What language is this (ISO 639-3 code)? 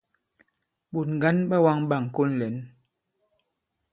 abb